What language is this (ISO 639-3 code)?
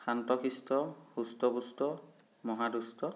asm